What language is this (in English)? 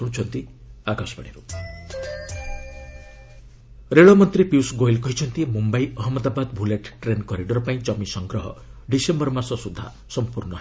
Odia